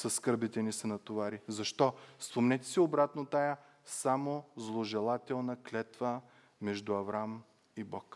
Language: Bulgarian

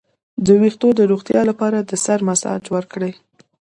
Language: Pashto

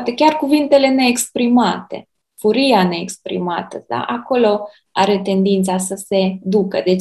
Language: Romanian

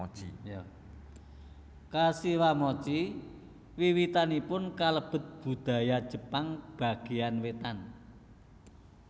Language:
Javanese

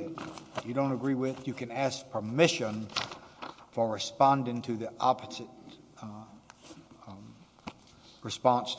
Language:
English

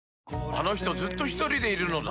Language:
Japanese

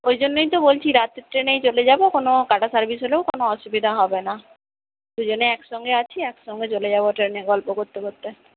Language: Bangla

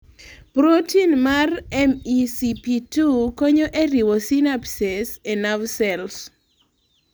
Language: Luo (Kenya and Tanzania)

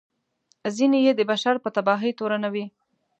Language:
Pashto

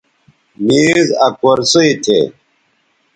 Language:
Bateri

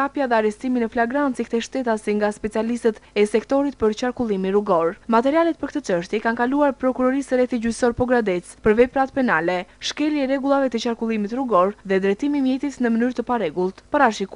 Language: Romanian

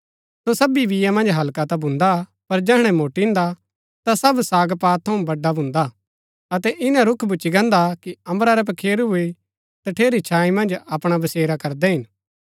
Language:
Gaddi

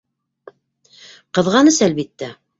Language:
Bashkir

